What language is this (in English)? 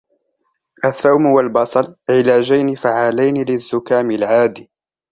Arabic